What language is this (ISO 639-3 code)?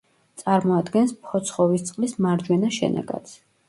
kat